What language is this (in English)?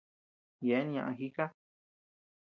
Tepeuxila Cuicatec